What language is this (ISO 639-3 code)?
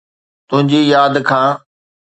snd